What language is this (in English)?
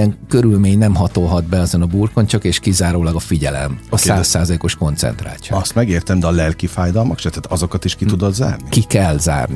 Hungarian